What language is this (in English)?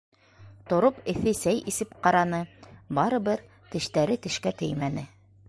Bashkir